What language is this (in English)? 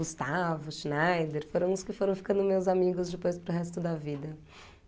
Portuguese